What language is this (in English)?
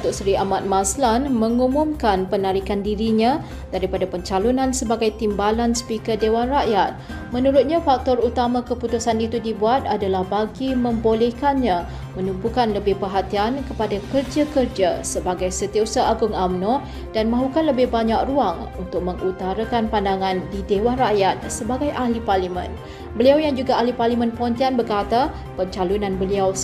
Malay